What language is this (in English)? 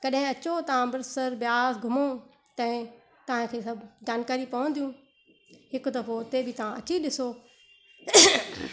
Sindhi